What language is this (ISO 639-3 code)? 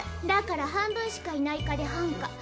jpn